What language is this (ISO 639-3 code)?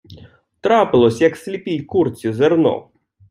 ukr